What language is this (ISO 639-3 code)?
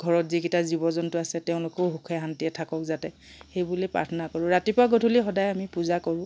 asm